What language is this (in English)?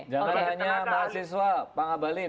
Indonesian